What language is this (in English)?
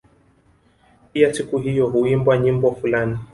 Swahili